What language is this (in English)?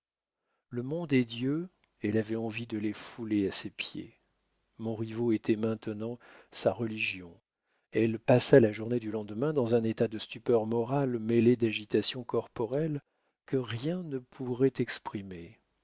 French